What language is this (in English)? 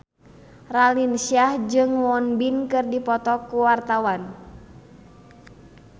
Sundanese